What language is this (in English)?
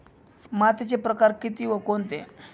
Marathi